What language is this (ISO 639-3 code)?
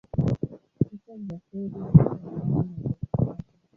swa